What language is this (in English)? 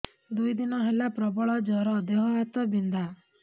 Odia